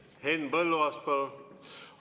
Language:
Estonian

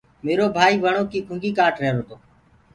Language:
Gurgula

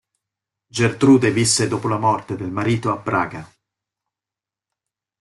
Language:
Italian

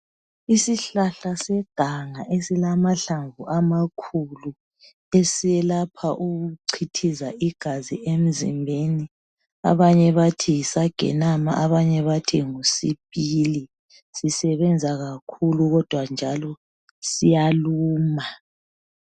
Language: North Ndebele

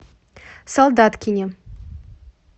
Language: Russian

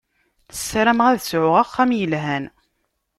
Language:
Kabyle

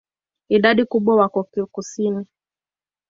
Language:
Swahili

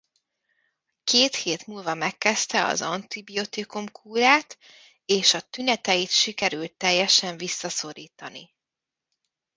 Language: Hungarian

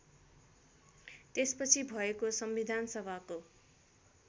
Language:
Nepali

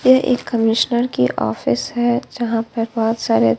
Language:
Hindi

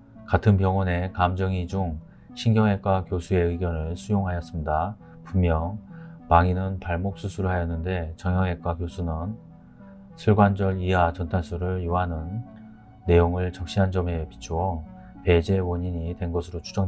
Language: Korean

